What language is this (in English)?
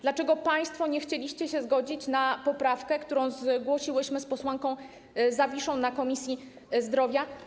Polish